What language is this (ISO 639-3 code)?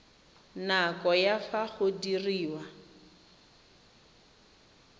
tsn